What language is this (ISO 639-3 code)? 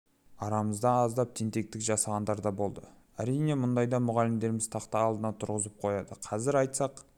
kaz